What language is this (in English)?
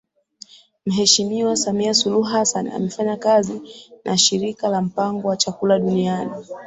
Swahili